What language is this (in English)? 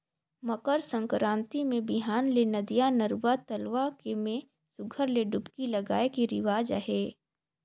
Chhattisgarhi